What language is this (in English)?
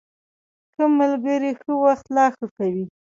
Pashto